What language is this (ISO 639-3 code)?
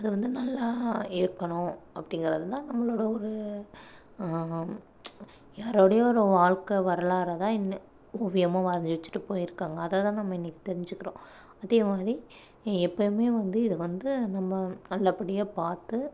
tam